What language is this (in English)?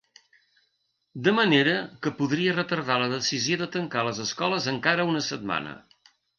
Catalan